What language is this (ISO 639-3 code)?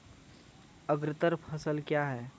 mai